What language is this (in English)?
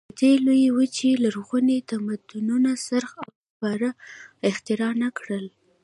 Pashto